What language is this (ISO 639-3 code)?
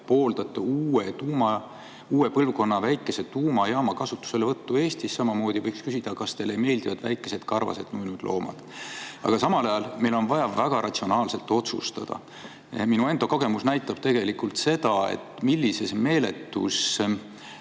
est